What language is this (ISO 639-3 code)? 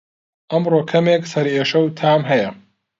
ckb